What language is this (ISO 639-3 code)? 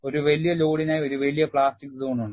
mal